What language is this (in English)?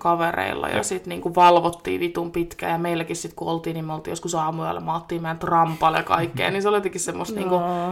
Finnish